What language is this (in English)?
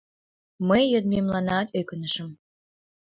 Mari